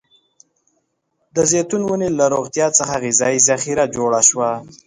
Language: Pashto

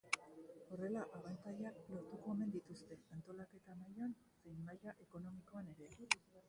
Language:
Basque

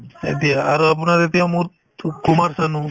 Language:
Assamese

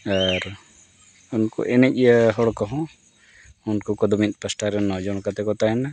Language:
Santali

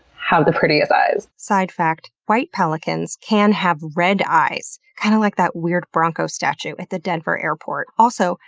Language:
English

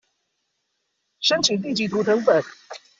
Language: Chinese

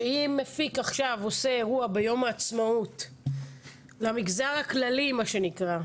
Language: Hebrew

